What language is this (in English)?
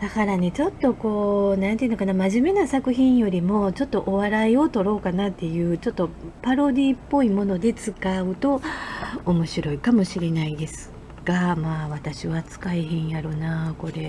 Japanese